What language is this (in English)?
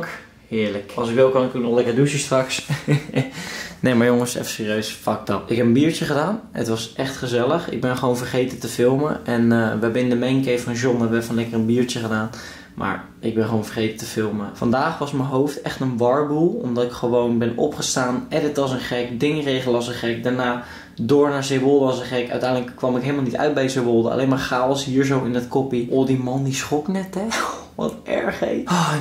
Dutch